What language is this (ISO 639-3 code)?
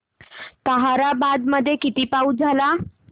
mar